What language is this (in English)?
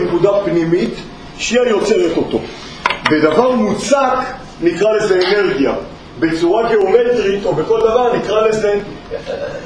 Hebrew